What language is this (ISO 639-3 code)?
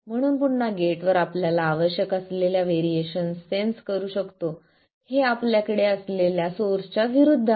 mar